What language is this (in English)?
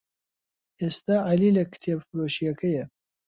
Central Kurdish